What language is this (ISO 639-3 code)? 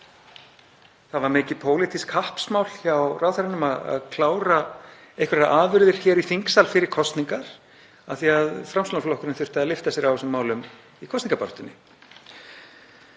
isl